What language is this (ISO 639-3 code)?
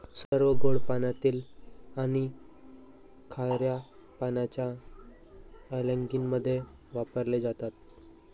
mar